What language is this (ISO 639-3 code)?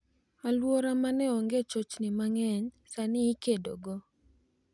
luo